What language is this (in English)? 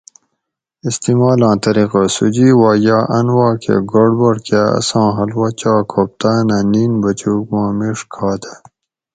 Gawri